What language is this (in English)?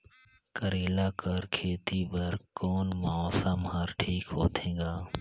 Chhattisgarhi